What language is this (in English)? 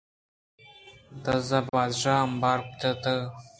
Eastern Balochi